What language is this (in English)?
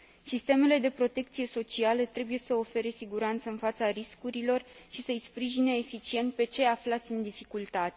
Romanian